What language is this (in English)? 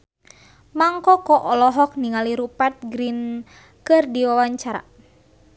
Sundanese